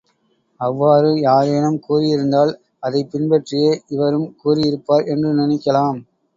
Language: Tamil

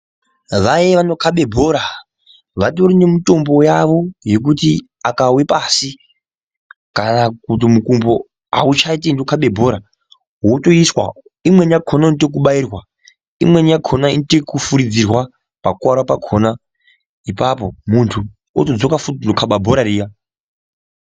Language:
Ndau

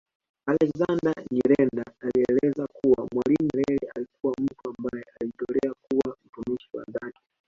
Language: Swahili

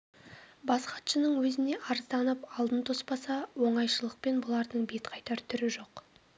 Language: Kazakh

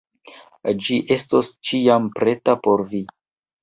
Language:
Esperanto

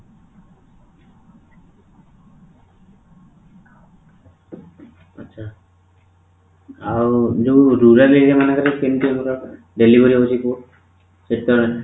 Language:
Odia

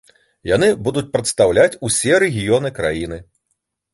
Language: Belarusian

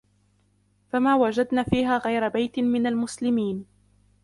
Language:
Arabic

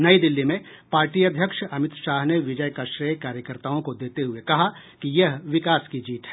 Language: Hindi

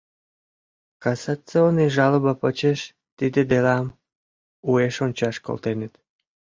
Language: Mari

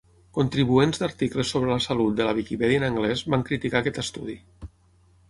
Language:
Catalan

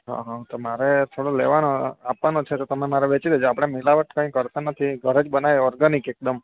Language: Gujarati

